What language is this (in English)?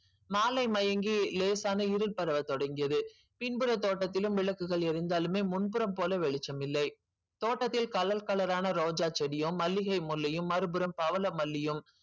Tamil